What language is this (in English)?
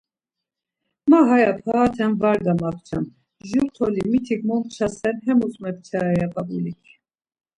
Laz